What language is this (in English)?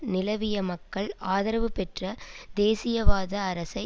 Tamil